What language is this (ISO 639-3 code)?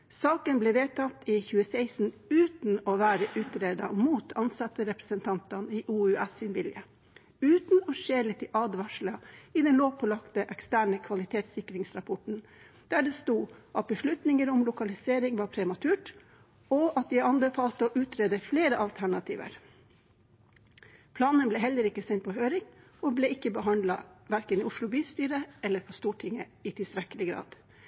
nob